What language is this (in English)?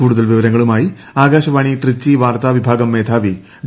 Malayalam